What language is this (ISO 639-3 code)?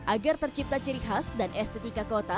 ind